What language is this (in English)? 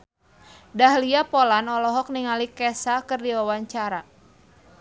Sundanese